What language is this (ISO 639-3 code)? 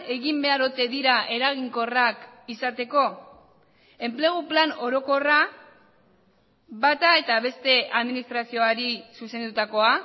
eus